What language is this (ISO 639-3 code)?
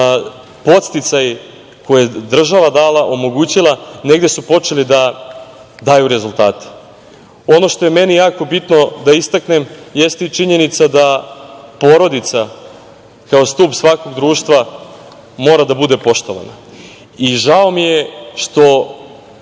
srp